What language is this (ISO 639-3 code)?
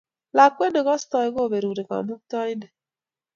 kln